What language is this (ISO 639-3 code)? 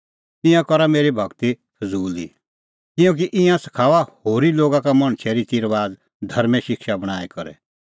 kfx